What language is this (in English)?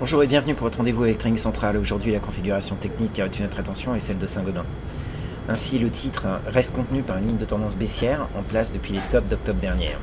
French